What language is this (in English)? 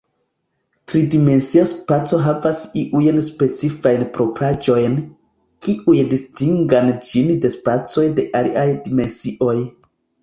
Esperanto